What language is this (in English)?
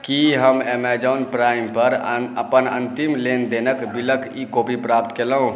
Maithili